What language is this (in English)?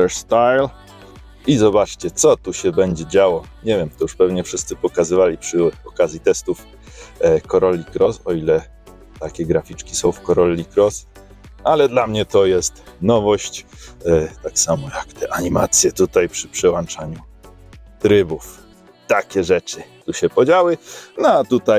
Polish